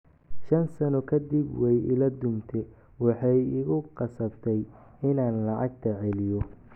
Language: Somali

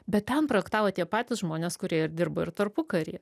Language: Lithuanian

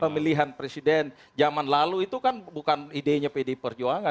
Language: Indonesian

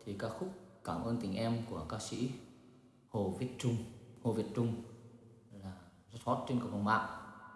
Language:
Vietnamese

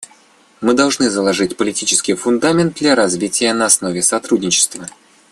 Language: Russian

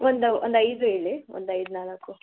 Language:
Kannada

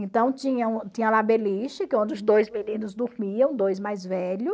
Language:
Portuguese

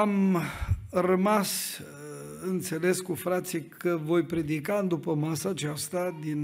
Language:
Romanian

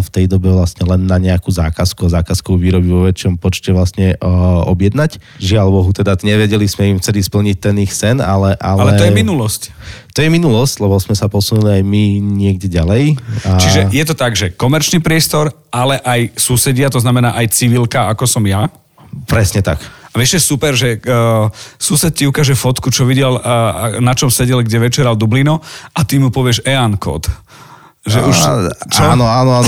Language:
Slovak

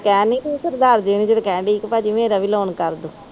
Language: Punjabi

